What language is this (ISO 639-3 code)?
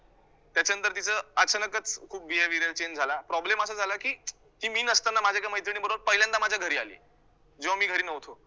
mar